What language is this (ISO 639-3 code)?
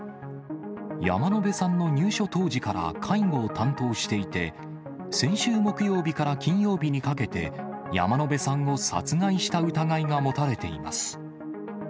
jpn